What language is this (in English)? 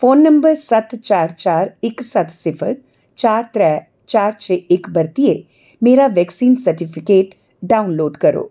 Dogri